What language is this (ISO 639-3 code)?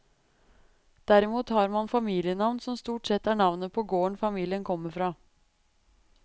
nor